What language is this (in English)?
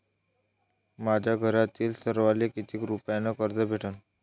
Marathi